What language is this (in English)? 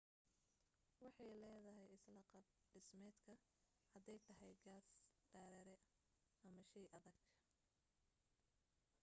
Somali